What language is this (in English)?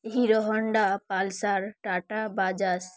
Bangla